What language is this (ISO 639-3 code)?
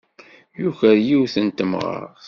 kab